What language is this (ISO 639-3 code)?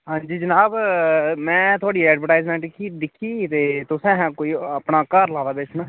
doi